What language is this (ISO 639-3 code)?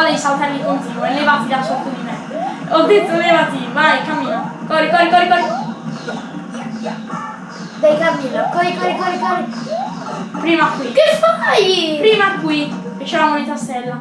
ita